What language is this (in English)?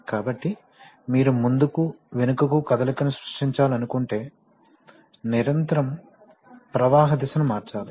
Telugu